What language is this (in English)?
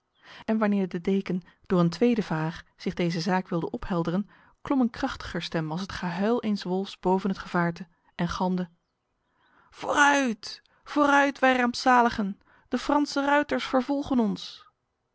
Dutch